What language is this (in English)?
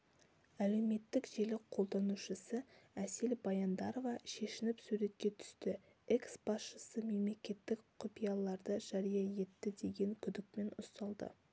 Kazakh